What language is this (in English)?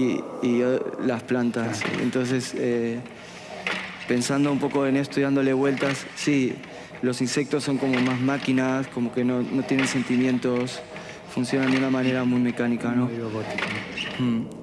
Spanish